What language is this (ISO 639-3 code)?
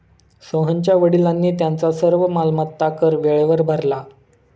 mar